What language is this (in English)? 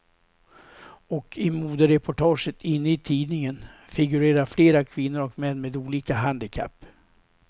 Swedish